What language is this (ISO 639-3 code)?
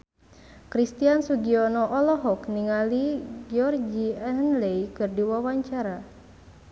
sun